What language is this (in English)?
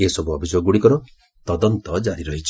Odia